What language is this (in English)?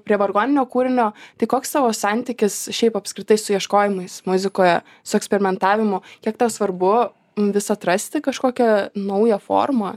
Lithuanian